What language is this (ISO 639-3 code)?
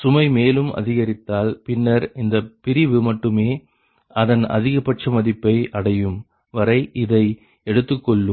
tam